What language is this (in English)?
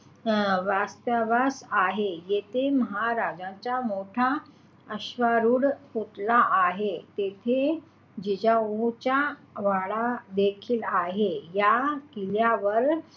Marathi